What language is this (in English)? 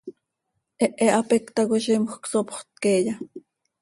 Seri